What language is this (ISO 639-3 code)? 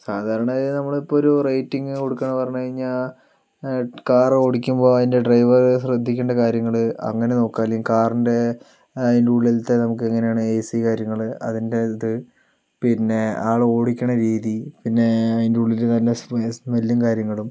mal